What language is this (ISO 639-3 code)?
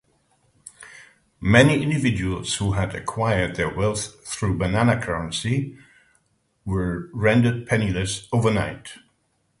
eng